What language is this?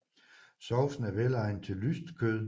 Danish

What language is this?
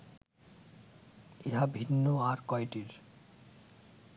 Bangla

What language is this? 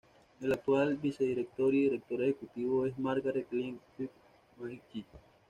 Spanish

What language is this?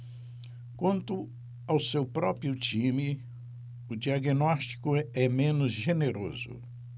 Portuguese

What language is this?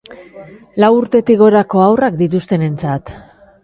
Basque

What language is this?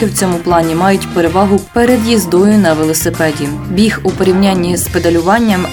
Ukrainian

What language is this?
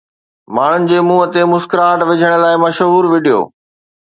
Sindhi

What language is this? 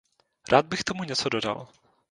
Czech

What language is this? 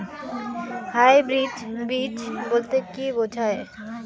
Bangla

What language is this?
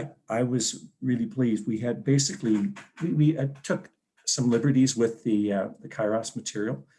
English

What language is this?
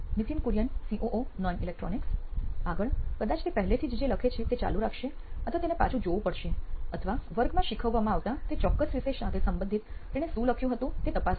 Gujarati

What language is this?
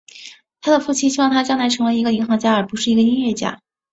Chinese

